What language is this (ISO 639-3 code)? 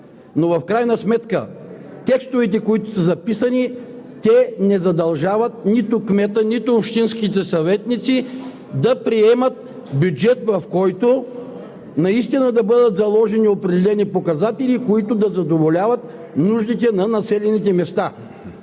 bul